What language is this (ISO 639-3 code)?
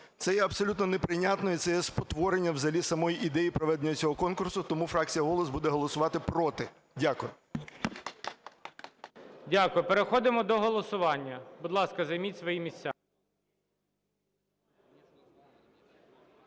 ukr